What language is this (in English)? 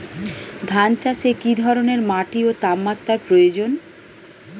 Bangla